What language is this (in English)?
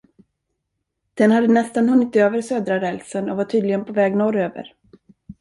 Swedish